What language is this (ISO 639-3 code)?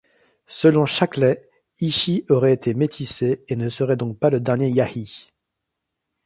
fra